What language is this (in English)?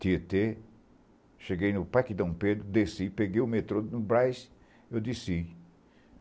Portuguese